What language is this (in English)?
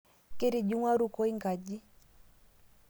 Masai